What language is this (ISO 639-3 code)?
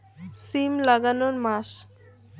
ben